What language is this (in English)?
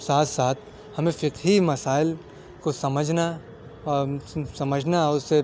Urdu